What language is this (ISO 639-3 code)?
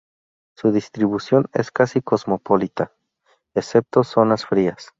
spa